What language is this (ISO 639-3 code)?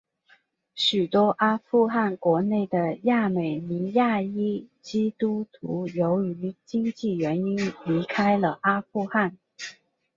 zho